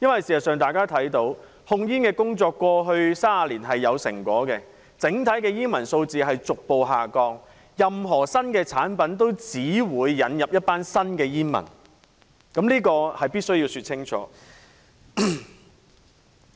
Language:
Cantonese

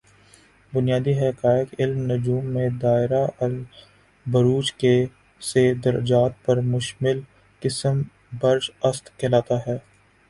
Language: Urdu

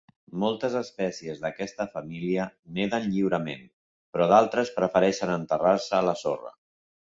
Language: Catalan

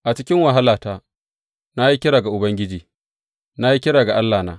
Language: Hausa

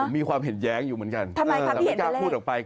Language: Thai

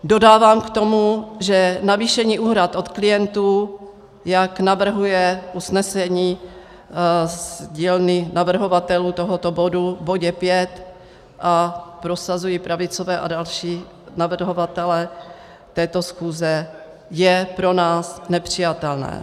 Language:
Czech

